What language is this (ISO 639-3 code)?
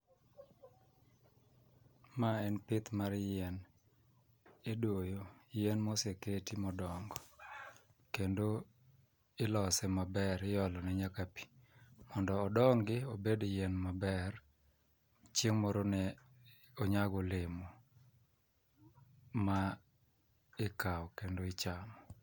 luo